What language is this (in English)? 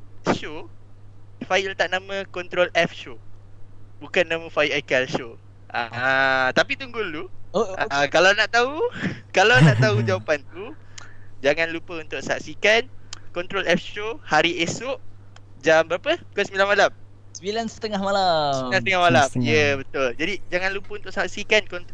Malay